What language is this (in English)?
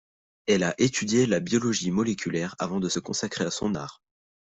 French